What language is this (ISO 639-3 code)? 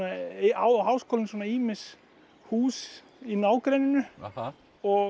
isl